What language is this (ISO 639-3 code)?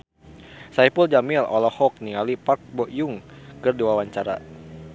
sun